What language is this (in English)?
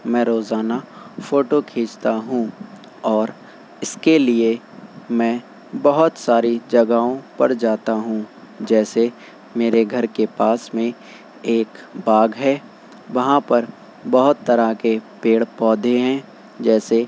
Urdu